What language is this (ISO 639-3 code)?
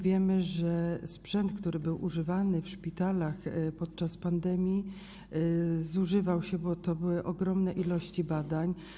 pol